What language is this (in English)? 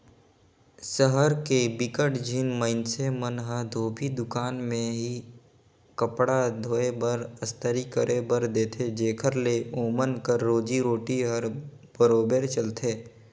Chhattisgarhi